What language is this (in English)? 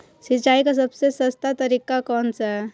Hindi